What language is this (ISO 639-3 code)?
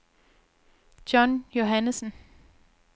dan